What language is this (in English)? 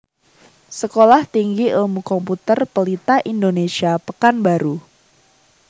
Javanese